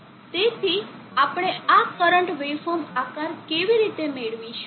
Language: Gujarati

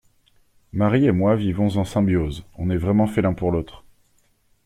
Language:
French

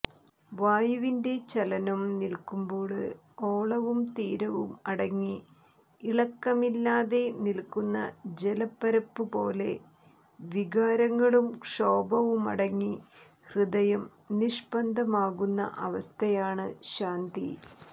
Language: Malayalam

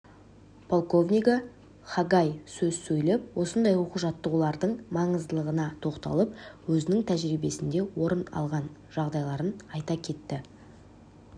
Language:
Kazakh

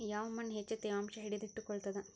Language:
Kannada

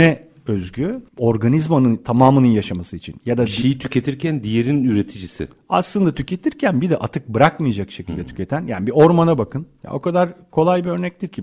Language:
Turkish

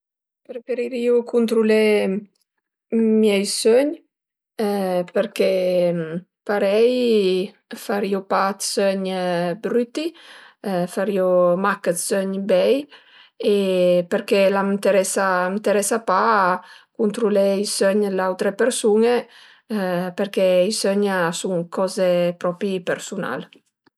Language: Piedmontese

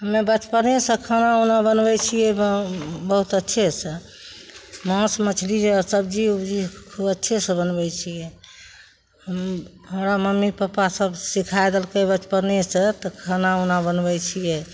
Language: Maithili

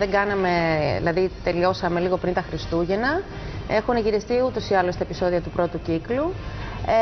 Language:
Greek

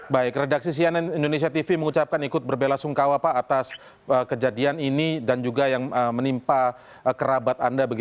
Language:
Indonesian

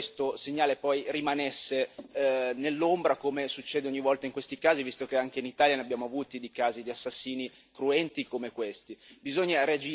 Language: Italian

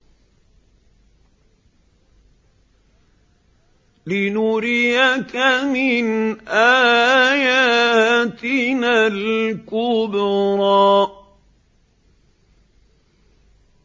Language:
Arabic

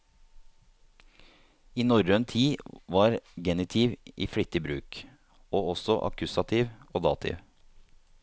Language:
Norwegian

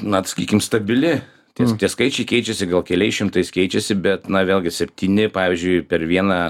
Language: Lithuanian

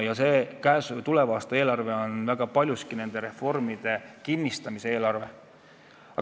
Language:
Estonian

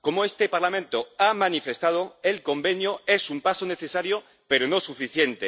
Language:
Spanish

